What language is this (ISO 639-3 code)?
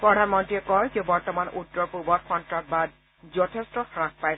asm